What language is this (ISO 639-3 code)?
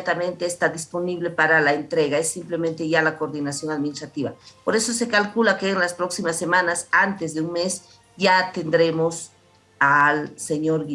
spa